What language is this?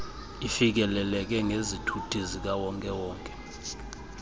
Xhosa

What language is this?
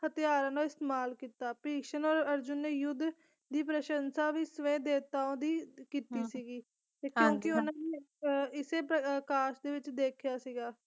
Punjabi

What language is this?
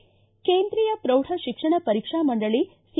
Kannada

